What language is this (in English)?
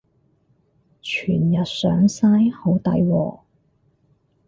Cantonese